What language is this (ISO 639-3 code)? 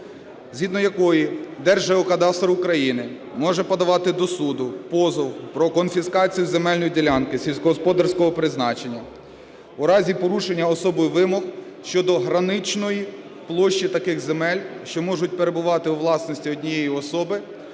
ukr